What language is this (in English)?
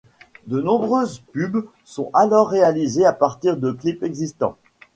French